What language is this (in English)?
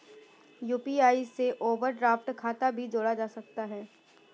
Hindi